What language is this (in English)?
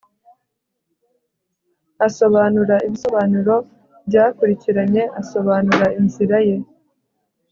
Kinyarwanda